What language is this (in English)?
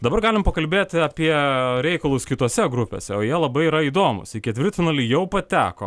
Lithuanian